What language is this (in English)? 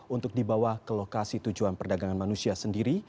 Indonesian